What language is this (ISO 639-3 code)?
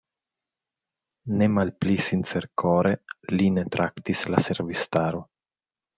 epo